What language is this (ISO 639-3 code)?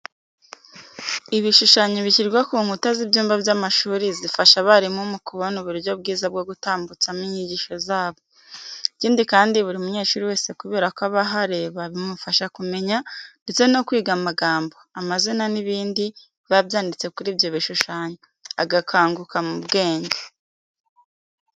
kin